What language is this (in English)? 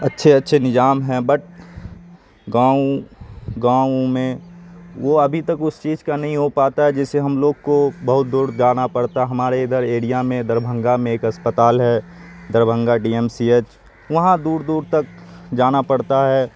Urdu